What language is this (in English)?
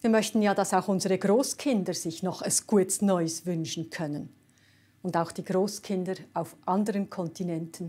German